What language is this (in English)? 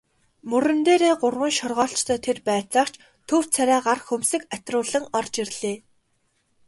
Mongolian